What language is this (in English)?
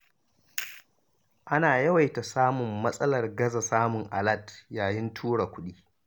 Hausa